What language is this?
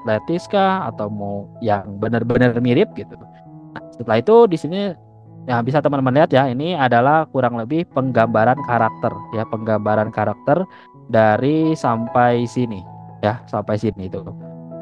Indonesian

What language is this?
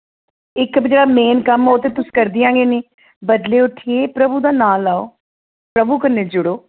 Dogri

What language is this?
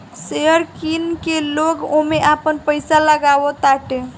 Bhojpuri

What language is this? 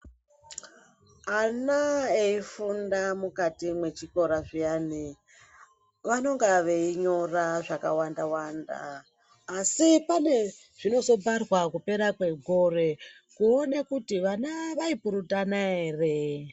Ndau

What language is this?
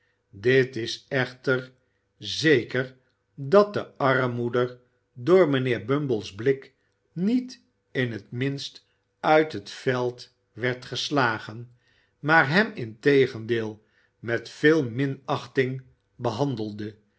Dutch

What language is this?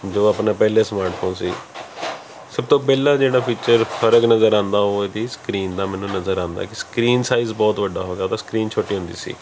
Punjabi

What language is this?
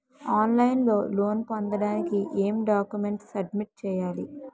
Telugu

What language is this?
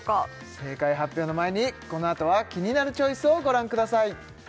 Japanese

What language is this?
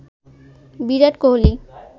Bangla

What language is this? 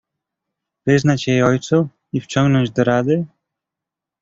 Polish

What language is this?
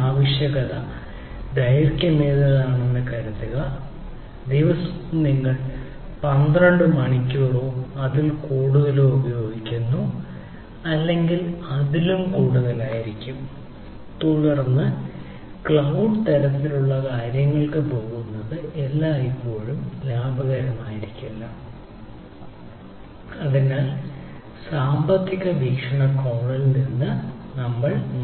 Malayalam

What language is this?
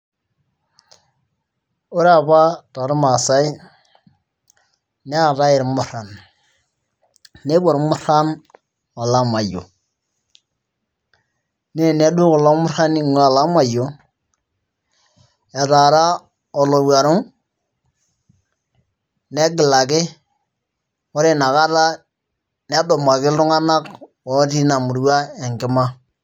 Masai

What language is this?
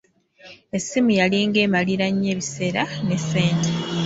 Ganda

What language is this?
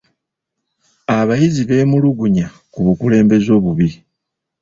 Ganda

